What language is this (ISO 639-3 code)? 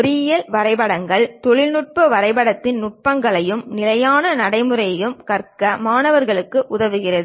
tam